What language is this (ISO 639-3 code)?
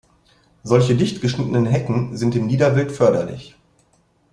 deu